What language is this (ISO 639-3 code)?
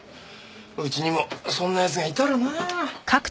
jpn